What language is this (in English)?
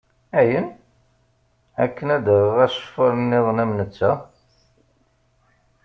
Kabyle